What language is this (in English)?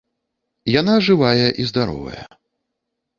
Belarusian